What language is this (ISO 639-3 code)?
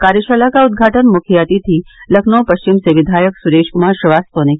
hin